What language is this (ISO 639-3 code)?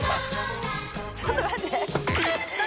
jpn